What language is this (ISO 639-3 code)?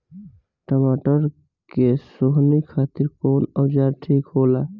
bho